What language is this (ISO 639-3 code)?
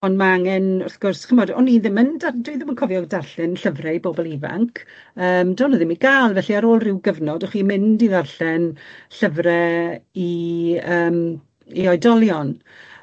cym